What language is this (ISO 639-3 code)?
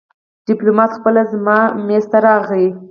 pus